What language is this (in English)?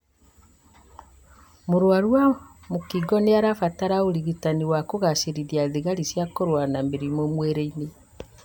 Kikuyu